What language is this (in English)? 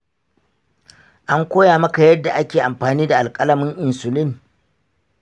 Hausa